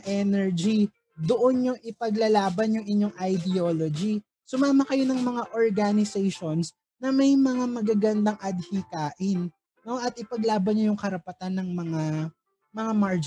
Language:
Filipino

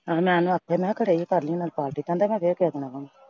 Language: Punjabi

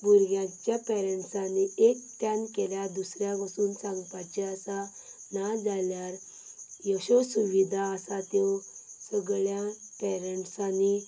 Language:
Konkani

